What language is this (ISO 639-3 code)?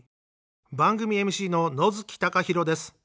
jpn